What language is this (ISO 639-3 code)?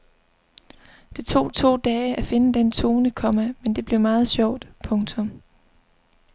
dan